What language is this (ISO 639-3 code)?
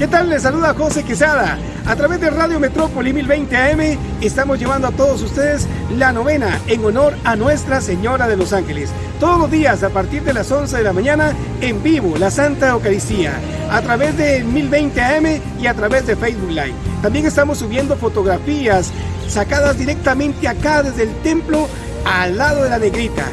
spa